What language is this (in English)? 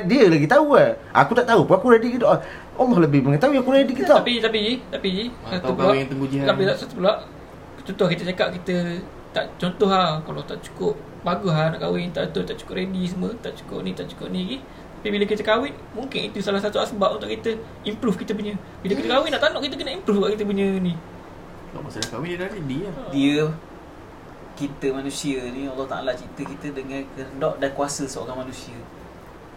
Malay